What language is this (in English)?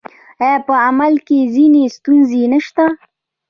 Pashto